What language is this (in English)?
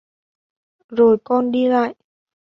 Vietnamese